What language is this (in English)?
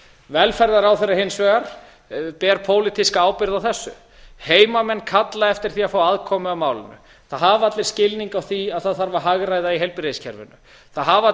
Icelandic